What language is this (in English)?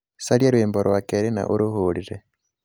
Kikuyu